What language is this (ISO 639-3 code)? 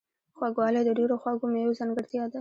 pus